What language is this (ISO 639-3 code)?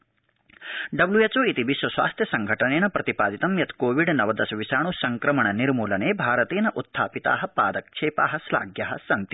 san